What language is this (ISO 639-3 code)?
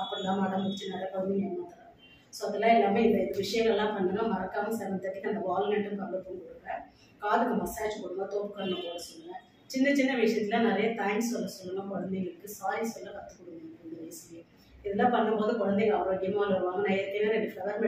eng